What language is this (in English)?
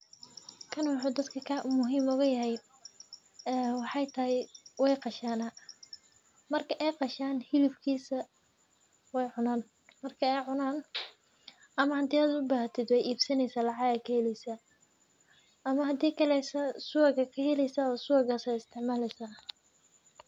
Somali